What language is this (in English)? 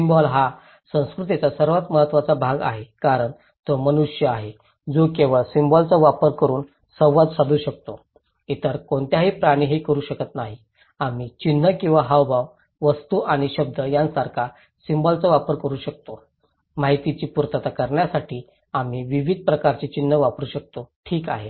Marathi